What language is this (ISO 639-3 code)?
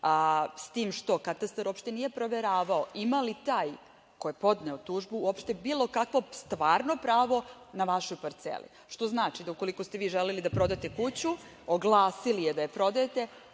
srp